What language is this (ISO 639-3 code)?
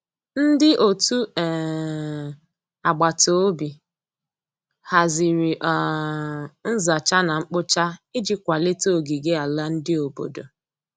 ibo